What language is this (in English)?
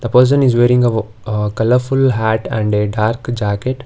English